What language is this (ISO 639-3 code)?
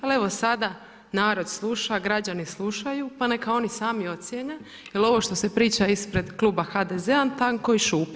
hrv